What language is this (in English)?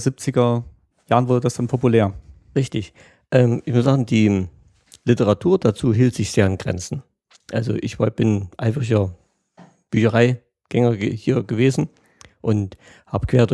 German